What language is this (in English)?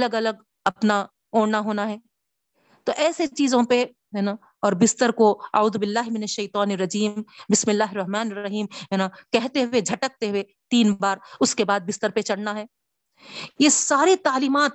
Urdu